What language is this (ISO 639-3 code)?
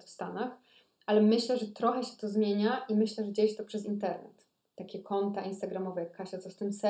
pol